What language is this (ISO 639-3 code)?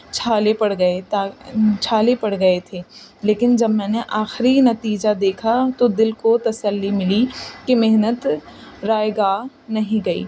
urd